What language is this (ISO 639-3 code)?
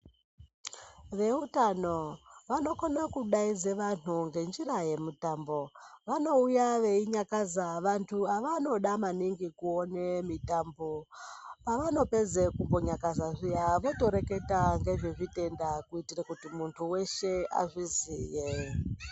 ndc